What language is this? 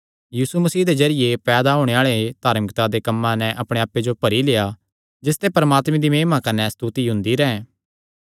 Kangri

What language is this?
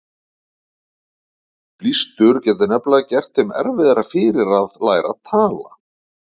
Icelandic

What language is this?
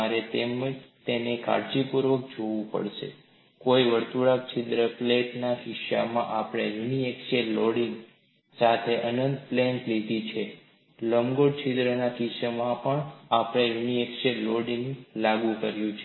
Gujarati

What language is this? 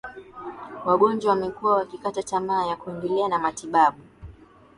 Swahili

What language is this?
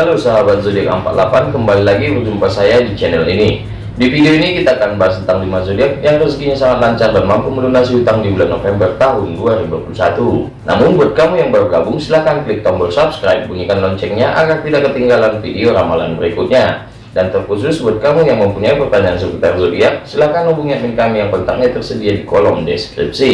Indonesian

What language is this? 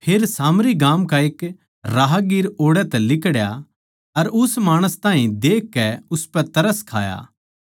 Haryanvi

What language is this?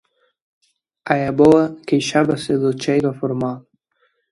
Galician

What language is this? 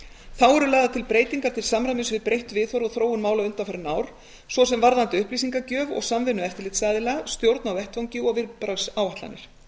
Icelandic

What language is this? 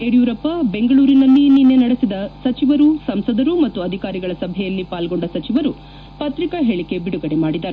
Kannada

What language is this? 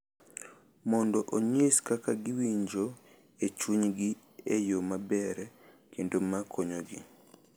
Luo (Kenya and Tanzania)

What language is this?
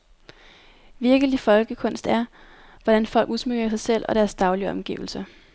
Danish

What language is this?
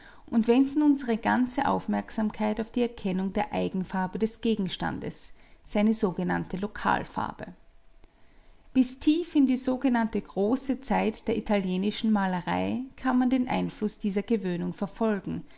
German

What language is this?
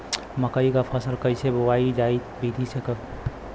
Bhojpuri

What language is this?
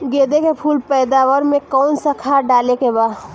Bhojpuri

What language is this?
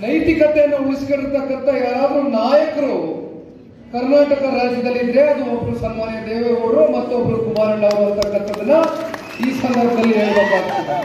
Kannada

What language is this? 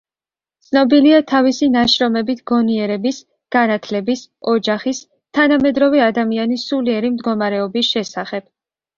Georgian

